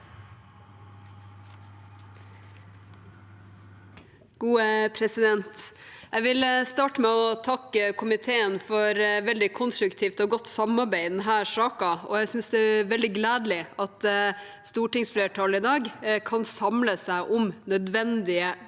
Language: Norwegian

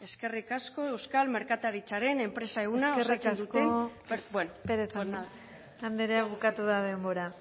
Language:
Basque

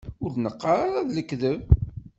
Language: Kabyle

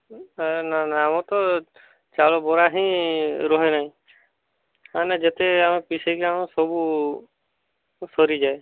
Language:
Odia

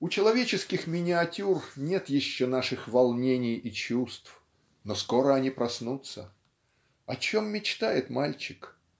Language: Russian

